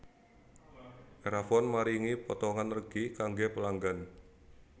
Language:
Javanese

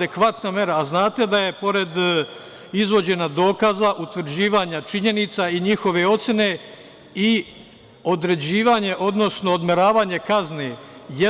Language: Serbian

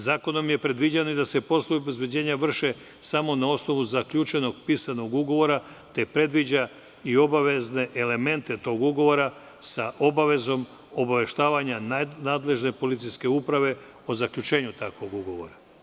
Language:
Serbian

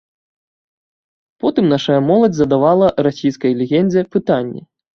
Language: Belarusian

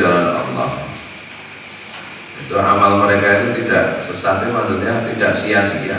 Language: Indonesian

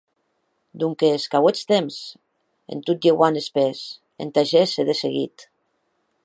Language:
Occitan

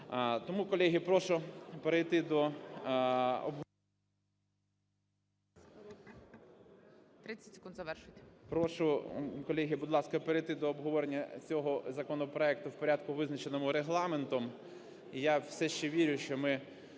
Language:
Ukrainian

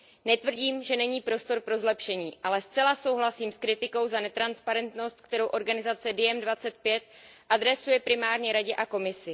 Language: Czech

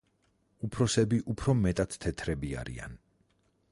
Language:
Georgian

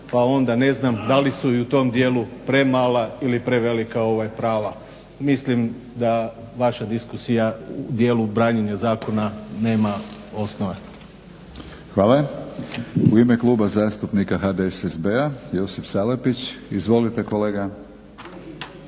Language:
Croatian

